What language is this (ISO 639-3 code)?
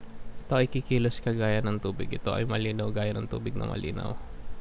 fil